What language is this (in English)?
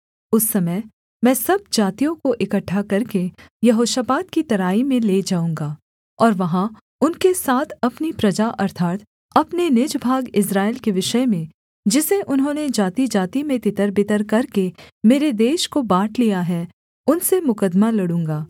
Hindi